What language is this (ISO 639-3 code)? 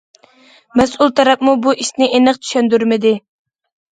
uig